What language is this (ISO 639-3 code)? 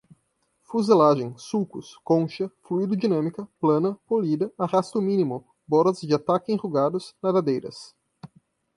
por